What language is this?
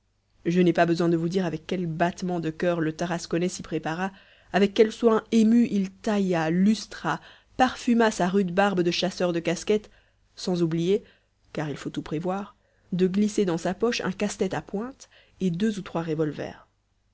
French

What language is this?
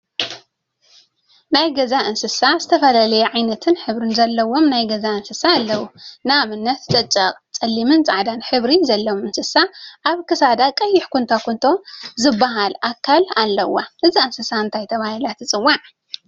Tigrinya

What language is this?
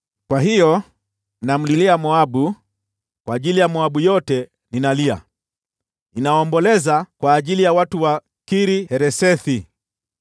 Swahili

